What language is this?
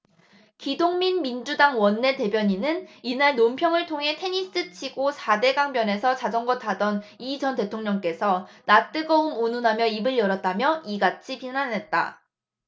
Korean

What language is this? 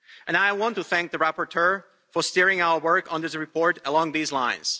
English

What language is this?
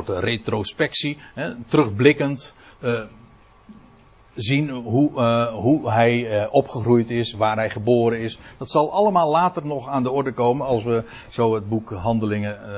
Dutch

